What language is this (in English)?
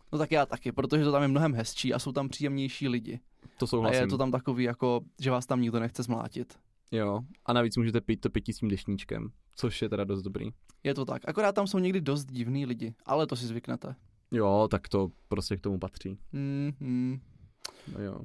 Czech